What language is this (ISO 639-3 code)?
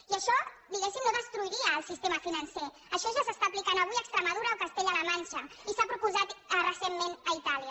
cat